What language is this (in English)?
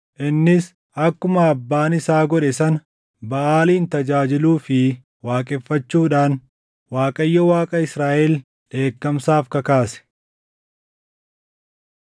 Oromo